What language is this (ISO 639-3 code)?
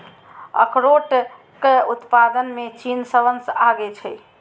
mai